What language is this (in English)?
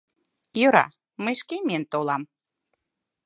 Mari